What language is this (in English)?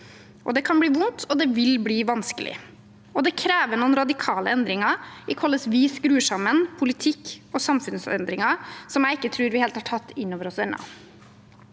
Norwegian